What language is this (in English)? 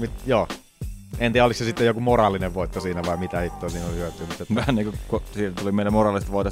Finnish